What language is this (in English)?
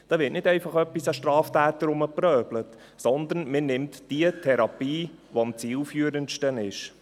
Swiss German